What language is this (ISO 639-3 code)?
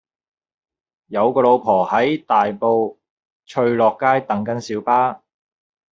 yue